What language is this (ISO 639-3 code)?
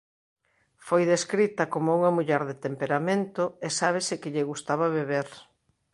glg